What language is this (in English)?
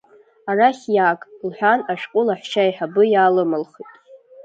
Abkhazian